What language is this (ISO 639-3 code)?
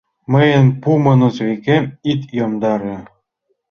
chm